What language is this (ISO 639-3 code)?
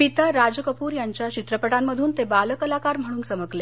mar